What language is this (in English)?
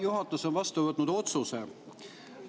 Estonian